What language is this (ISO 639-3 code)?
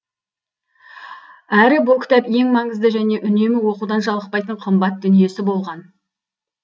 kaz